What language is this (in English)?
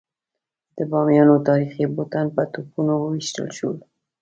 Pashto